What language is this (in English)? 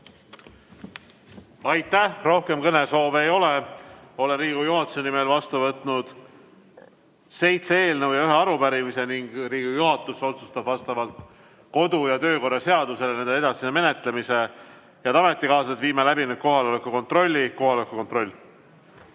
Estonian